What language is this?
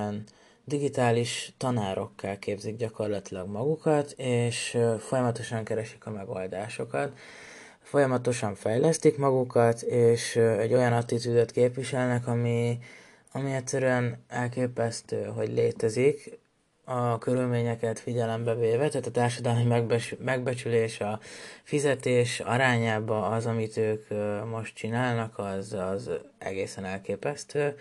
Hungarian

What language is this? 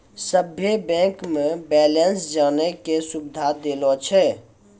Maithili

